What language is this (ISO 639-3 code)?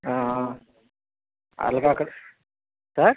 tel